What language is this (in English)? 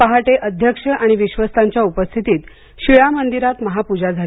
Marathi